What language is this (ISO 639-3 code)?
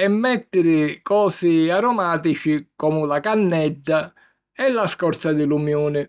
scn